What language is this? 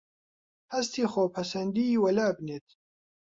Central Kurdish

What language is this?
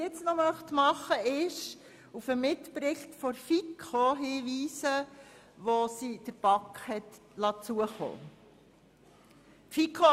Swiss German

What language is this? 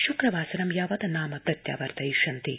Sanskrit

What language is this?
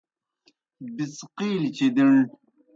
Kohistani Shina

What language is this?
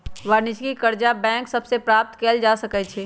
Magahi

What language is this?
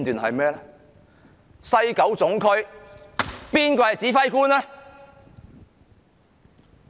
Cantonese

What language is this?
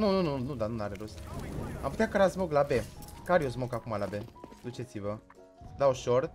Romanian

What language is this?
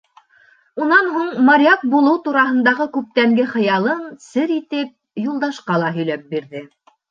Bashkir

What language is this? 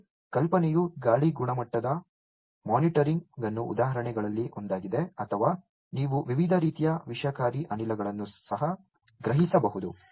Kannada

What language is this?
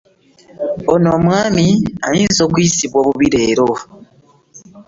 Ganda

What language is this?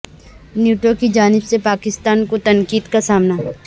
Urdu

